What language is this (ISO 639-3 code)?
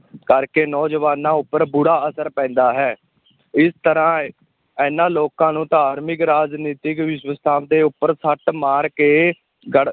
pan